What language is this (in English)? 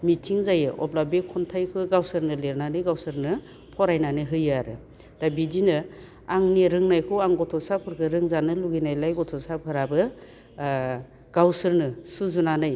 Bodo